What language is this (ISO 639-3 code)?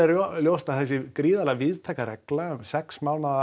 isl